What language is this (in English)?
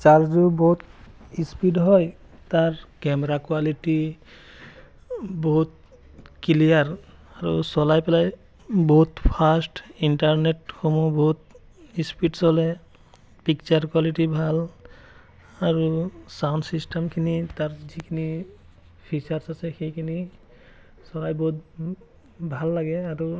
Assamese